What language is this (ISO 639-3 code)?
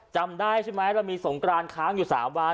tha